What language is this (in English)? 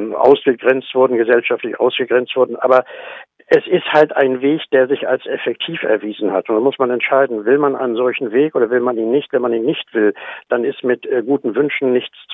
German